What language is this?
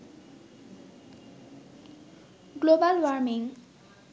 Bangla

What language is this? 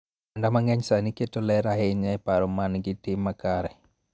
Luo (Kenya and Tanzania)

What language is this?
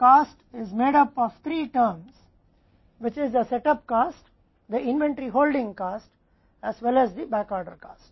Hindi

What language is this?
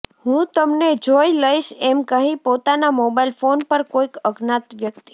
Gujarati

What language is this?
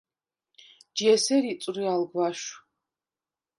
Svan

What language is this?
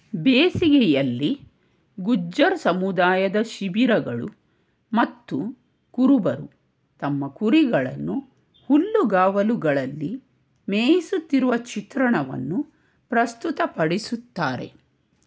Kannada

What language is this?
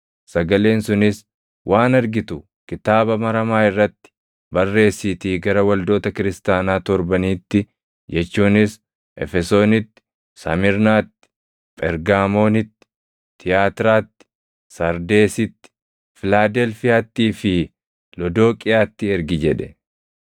Oromo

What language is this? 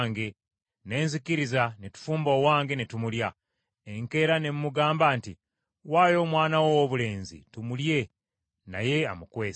Ganda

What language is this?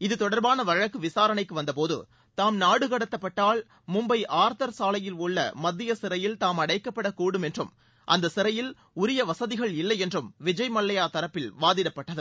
Tamil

